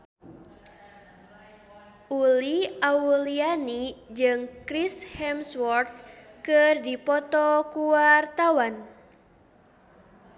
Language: Sundanese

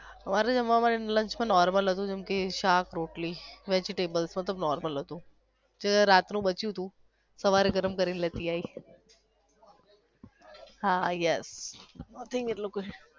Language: Gujarati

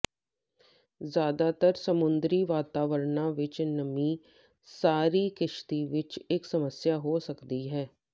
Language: Punjabi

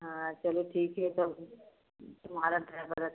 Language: Hindi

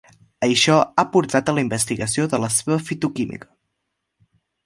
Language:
Catalan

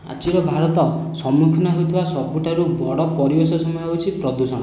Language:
Odia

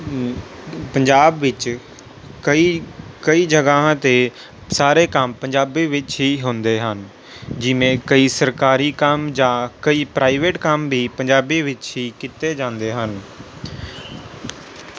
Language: Punjabi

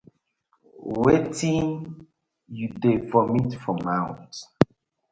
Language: Nigerian Pidgin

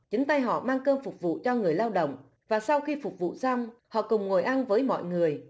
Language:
Vietnamese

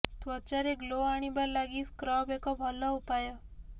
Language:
Odia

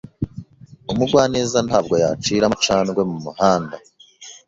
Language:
Kinyarwanda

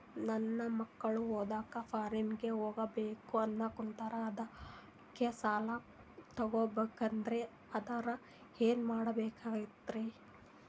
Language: Kannada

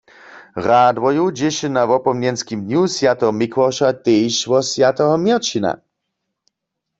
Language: Upper Sorbian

